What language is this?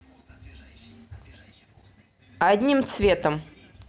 Russian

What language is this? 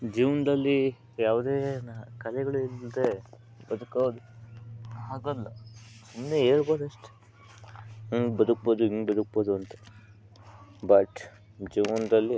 Kannada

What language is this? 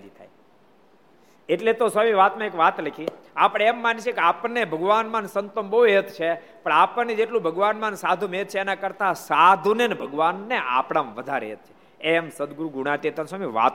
Gujarati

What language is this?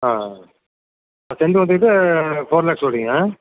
Tamil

